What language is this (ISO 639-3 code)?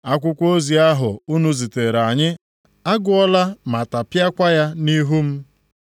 ibo